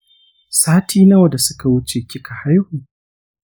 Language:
Hausa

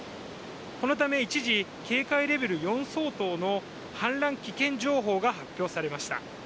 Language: Japanese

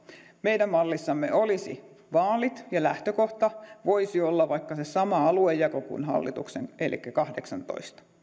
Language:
Finnish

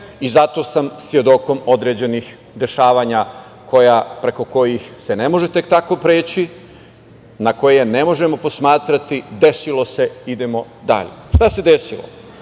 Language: Serbian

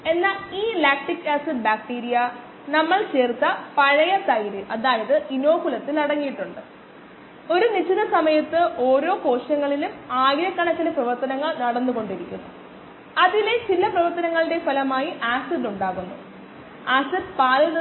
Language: Malayalam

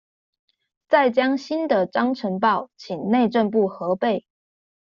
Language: Chinese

